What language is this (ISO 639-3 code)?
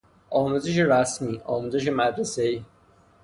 fas